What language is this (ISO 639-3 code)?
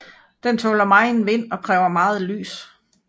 dan